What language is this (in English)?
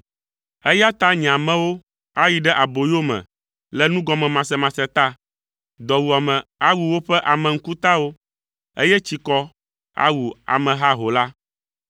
Ewe